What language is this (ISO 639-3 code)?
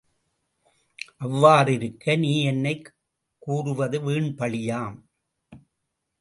tam